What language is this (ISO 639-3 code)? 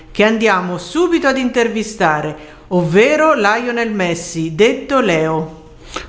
ita